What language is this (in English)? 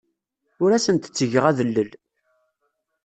Kabyle